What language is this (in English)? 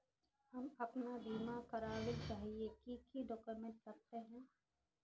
Magahi